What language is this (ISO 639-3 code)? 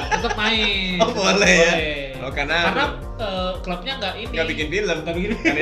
ind